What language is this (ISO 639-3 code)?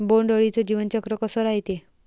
mar